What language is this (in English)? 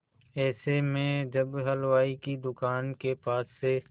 Hindi